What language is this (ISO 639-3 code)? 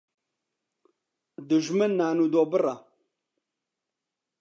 ckb